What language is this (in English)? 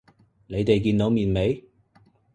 Cantonese